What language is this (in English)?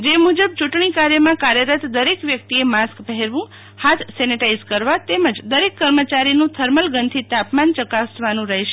Gujarati